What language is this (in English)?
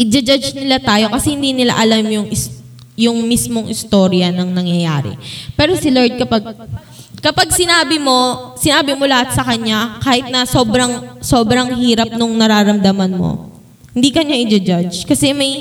Filipino